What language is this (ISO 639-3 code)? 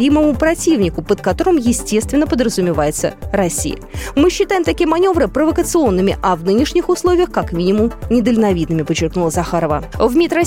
rus